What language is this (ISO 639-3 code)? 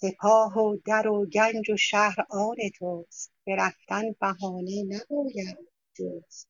fas